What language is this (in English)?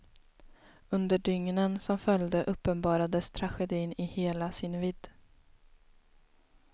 Swedish